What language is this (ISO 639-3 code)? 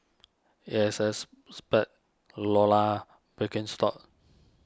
eng